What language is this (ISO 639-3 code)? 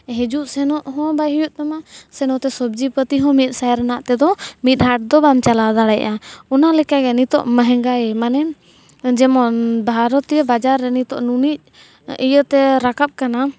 sat